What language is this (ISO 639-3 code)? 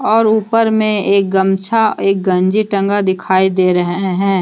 hin